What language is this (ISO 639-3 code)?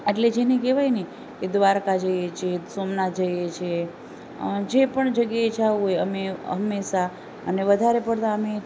guj